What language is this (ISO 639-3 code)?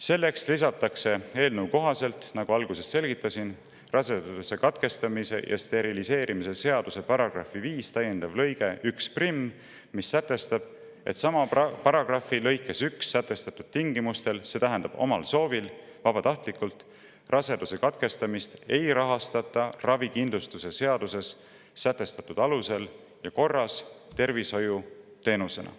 est